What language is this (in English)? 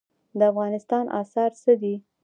Pashto